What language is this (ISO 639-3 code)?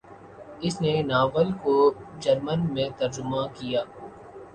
urd